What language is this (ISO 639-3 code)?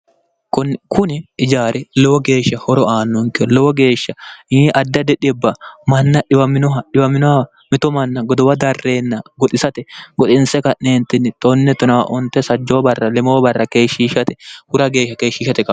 sid